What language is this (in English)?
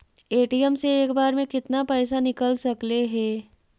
Magahi